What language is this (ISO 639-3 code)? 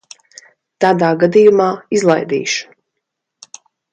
lav